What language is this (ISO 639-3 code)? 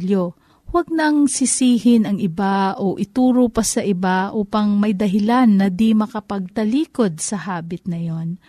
fil